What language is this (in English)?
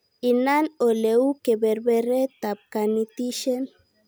Kalenjin